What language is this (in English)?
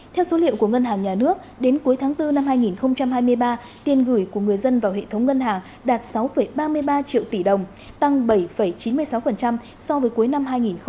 Vietnamese